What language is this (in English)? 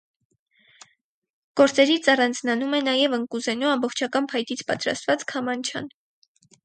Armenian